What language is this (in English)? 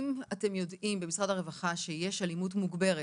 Hebrew